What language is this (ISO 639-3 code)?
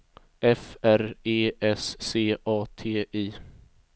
swe